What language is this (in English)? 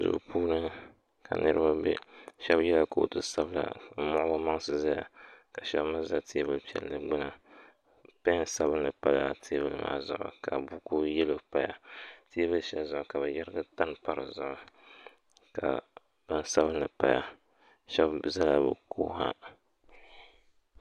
Dagbani